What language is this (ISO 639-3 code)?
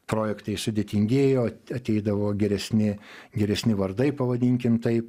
lit